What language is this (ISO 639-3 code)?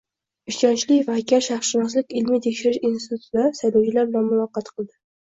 uzb